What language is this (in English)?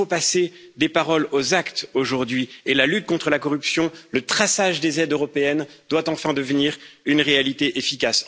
French